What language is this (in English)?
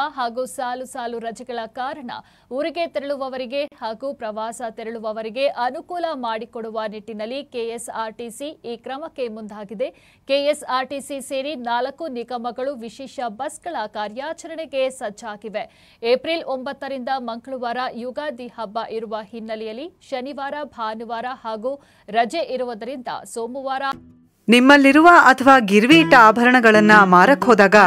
Kannada